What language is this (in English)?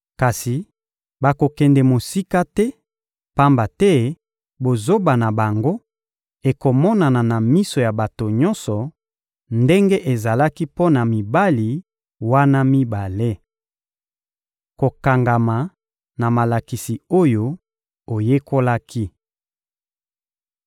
Lingala